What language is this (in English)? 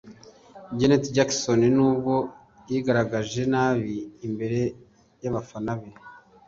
Kinyarwanda